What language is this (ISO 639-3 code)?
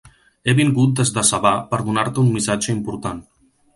cat